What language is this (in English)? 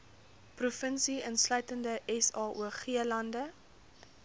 Afrikaans